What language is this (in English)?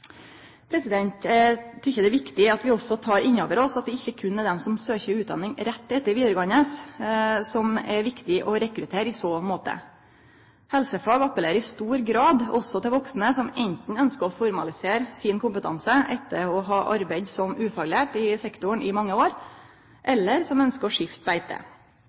Norwegian Nynorsk